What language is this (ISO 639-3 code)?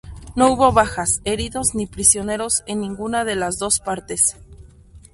spa